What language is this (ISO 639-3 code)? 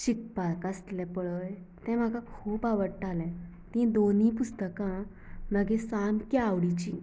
kok